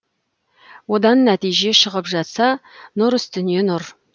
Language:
Kazakh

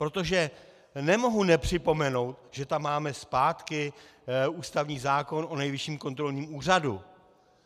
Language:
Czech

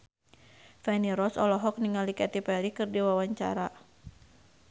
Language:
Sundanese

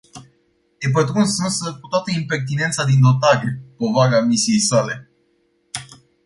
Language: Romanian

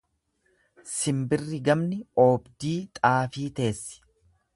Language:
Oromo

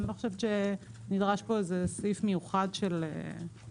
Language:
Hebrew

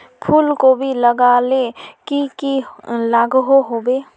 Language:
Magahi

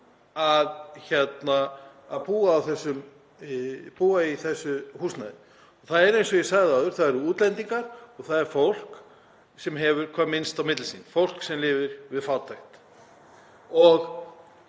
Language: Icelandic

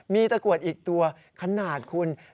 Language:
Thai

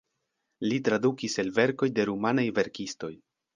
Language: Esperanto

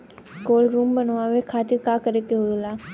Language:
Bhojpuri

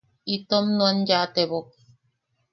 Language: Yaqui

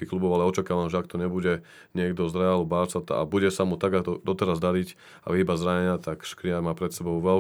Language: Slovak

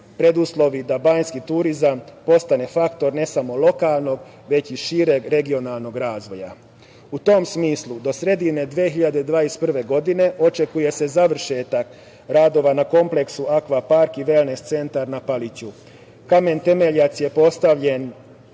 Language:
Serbian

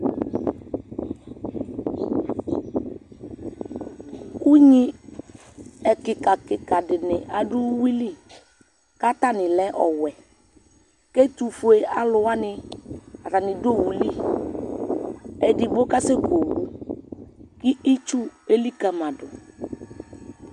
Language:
Ikposo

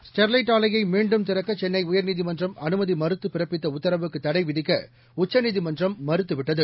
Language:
Tamil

